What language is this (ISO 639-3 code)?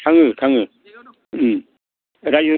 brx